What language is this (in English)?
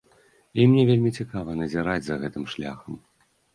Belarusian